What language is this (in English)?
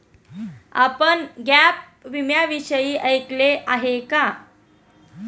Marathi